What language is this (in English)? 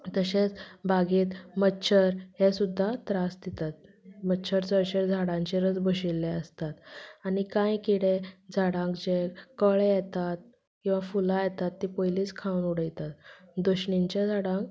Konkani